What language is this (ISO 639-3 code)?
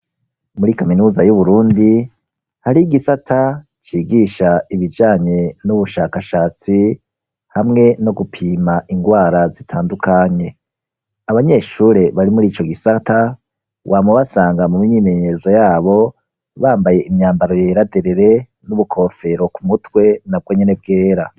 run